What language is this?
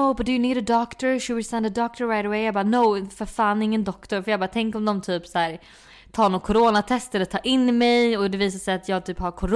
Swedish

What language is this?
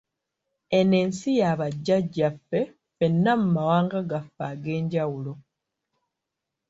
Ganda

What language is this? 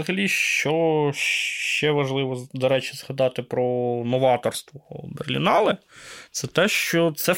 Ukrainian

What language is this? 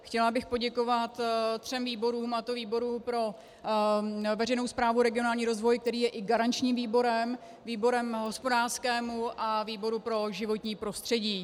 Czech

